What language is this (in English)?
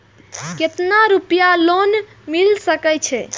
Maithili